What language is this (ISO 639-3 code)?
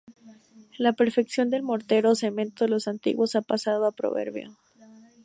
spa